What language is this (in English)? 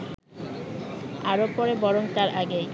Bangla